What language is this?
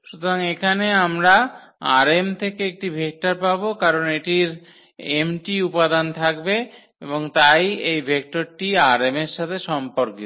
Bangla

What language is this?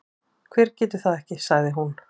Icelandic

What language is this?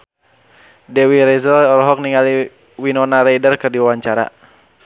Sundanese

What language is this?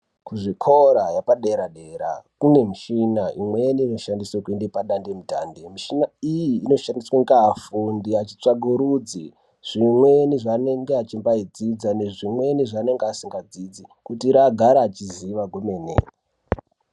Ndau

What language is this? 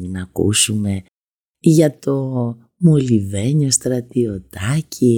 Greek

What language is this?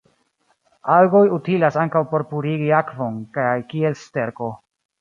Esperanto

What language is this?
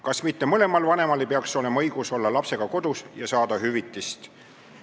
Estonian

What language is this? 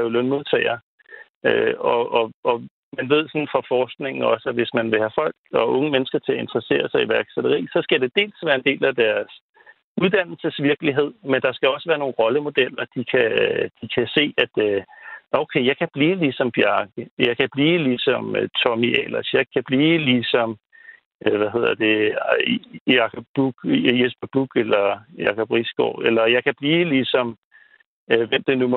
Danish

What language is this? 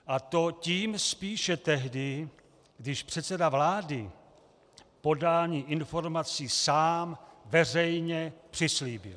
Czech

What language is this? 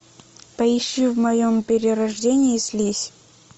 Russian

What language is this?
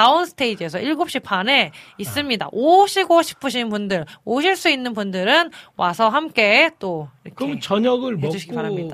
Korean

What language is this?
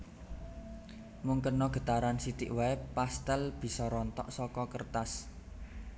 Javanese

